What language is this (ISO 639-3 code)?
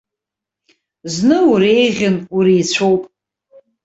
abk